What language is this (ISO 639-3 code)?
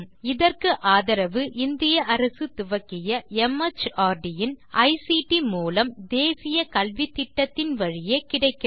tam